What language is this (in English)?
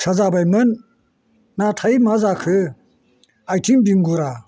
Bodo